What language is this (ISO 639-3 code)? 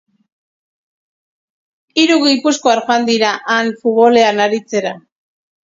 eus